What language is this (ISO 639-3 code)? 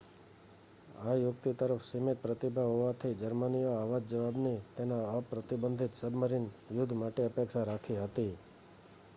guj